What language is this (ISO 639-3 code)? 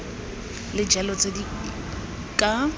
tsn